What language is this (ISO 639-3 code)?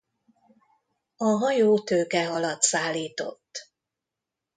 hun